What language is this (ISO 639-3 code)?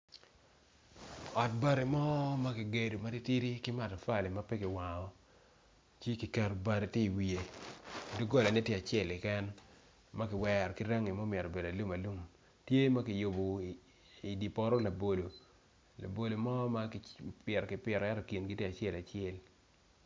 ach